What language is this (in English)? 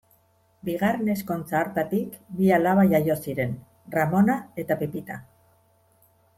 Basque